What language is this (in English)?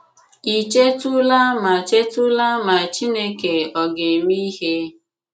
Igbo